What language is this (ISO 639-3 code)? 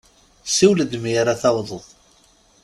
kab